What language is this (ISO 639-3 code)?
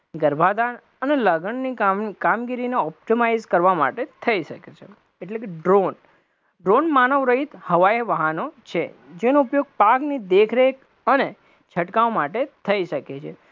guj